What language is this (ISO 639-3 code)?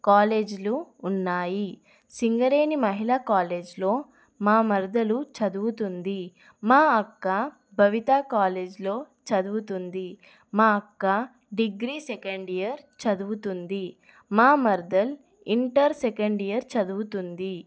tel